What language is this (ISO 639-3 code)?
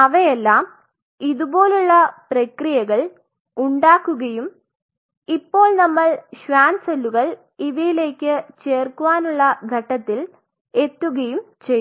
mal